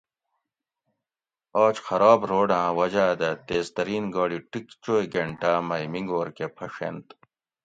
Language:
Gawri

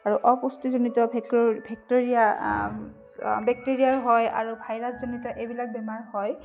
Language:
Assamese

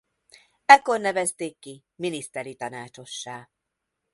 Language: Hungarian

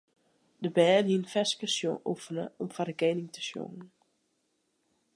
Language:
Western Frisian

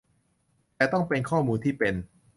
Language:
Thai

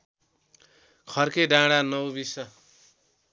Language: Nepali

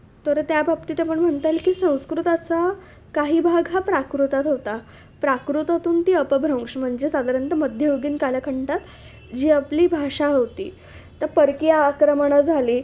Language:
Marathi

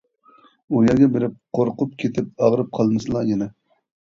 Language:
Uyghur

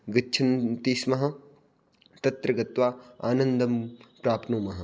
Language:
Sanskrit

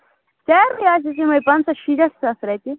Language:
Kashmiri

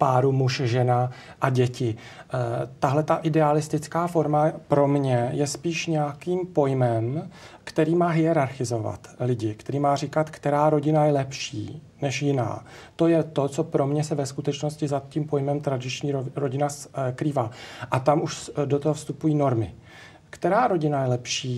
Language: Czech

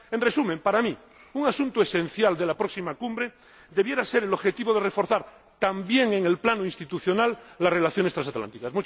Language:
Spanish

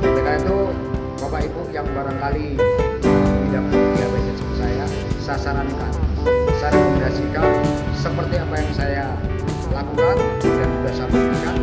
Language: Indonesian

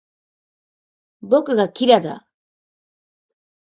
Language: Japanese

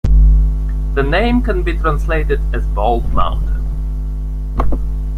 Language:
English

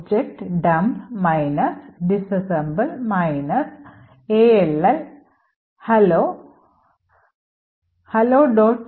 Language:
Malayalam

